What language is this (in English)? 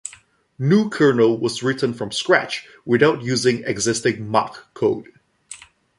English